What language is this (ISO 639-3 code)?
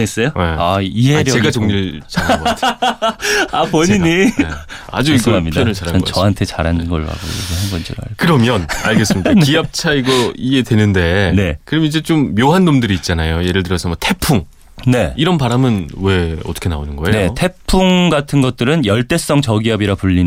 kor